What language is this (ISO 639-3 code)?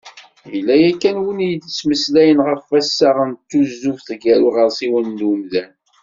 kab